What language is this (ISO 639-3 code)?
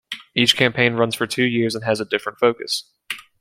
eng